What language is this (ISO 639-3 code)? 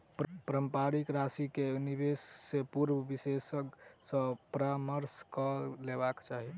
mai